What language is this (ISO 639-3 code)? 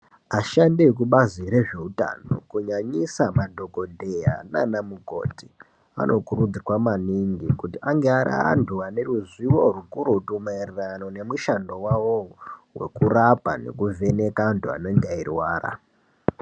ndc